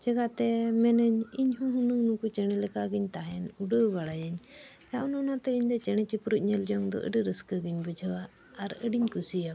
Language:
Santali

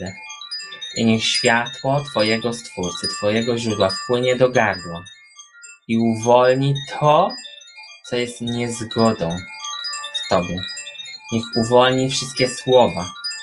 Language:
Polish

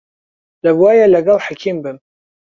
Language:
Central Kurdish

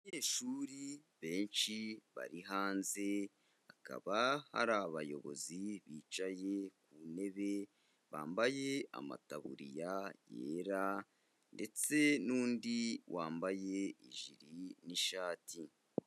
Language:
Kinyarwanda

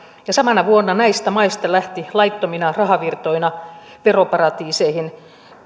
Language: Finnish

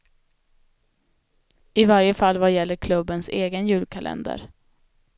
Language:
Swedish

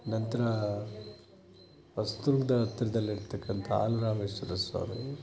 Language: Kannada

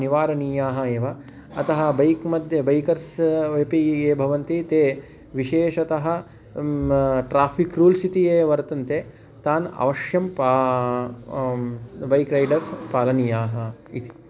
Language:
Sanskrit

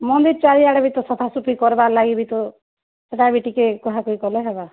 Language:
Odia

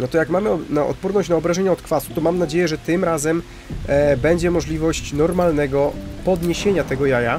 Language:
Polish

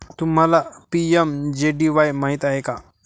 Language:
Marathi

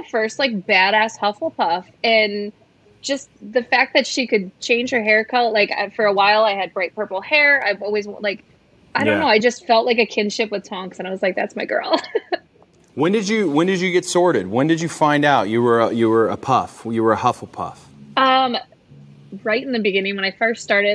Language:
English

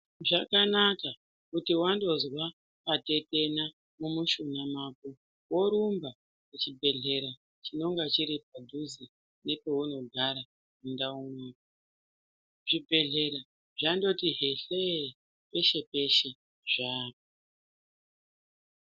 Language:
Ndau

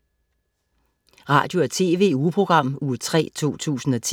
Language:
Danish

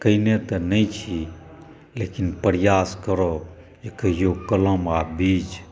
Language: Maithili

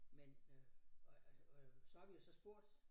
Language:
Danish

